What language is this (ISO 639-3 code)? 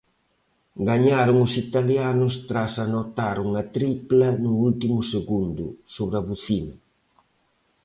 glg